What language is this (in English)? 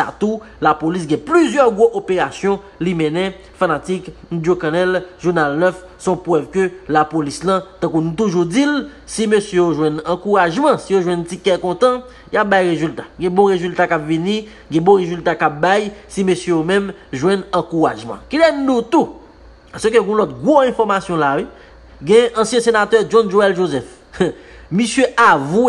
French